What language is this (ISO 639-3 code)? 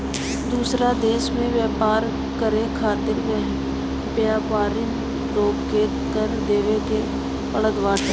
bho